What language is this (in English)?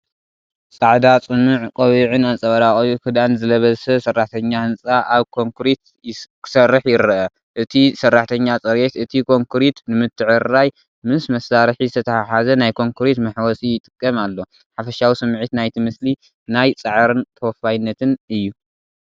Tigrinya